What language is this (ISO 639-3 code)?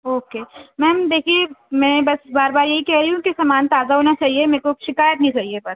urd